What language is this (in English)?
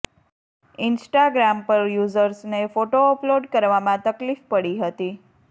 Gujarati